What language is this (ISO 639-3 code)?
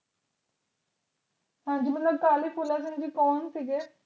pan